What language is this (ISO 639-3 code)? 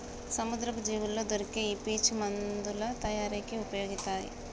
tel